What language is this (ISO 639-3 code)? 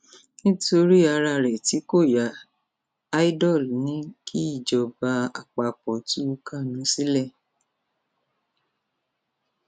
yor